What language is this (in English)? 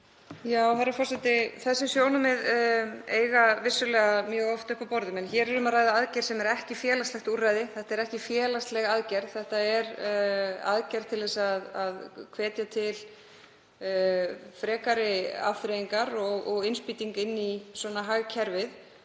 Icelandic